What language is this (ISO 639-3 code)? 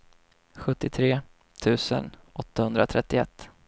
swe